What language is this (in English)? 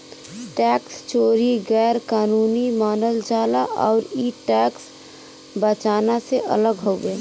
Bhojpuri